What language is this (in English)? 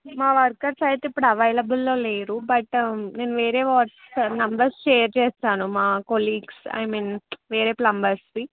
Telugu